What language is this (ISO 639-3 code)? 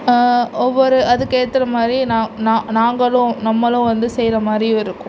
tam